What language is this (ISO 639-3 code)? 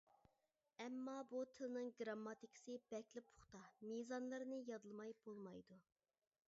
uig